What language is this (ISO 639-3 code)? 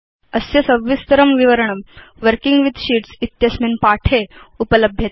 san